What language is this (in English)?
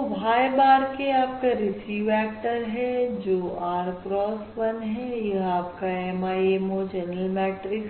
Hindi